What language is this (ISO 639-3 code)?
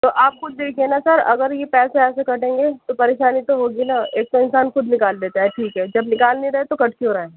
urd